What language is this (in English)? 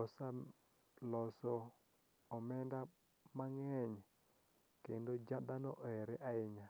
Luo (Kenya and Tanzania)